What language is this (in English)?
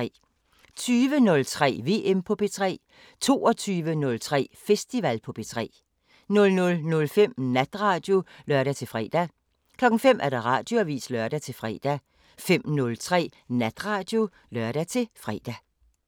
Danish